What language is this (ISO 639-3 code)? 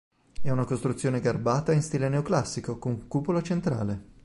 ita